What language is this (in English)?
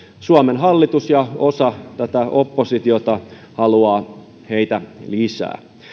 Finnish